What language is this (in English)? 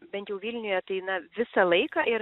Lithuanian